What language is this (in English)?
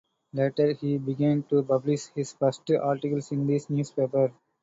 English